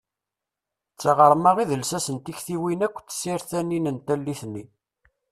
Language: Kabyle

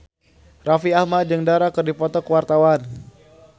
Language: Sundanese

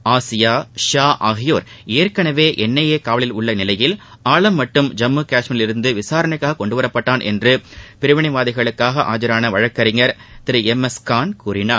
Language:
Tamil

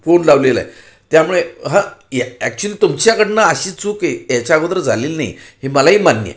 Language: Marathi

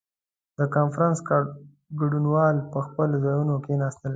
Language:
Pashto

